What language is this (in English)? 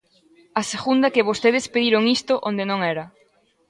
Galician